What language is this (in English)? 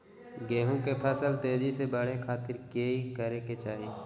Magahi